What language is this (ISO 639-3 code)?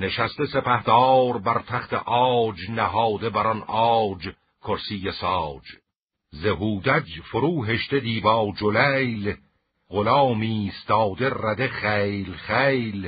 fas